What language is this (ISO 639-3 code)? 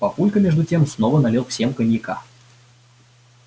rus